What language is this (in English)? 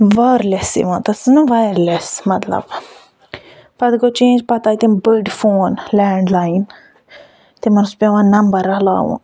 Kashmiri